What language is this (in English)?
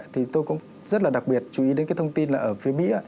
Vietnamese